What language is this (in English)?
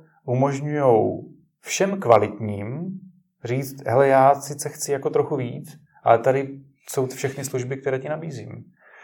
Czech